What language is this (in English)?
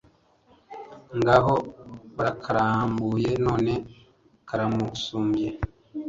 Kinyarwanda